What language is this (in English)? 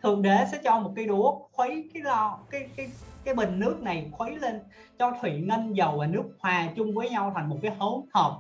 Vietnamese